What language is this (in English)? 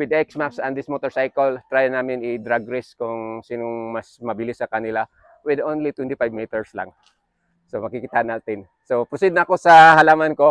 Filipino